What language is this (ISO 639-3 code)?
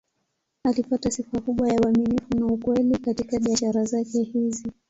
swa